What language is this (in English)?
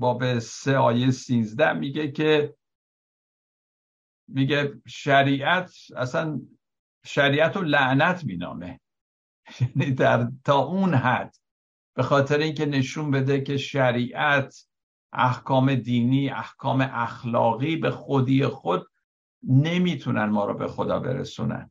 Persian